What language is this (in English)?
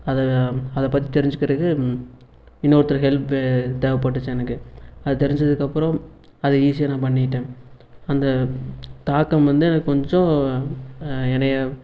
Tamil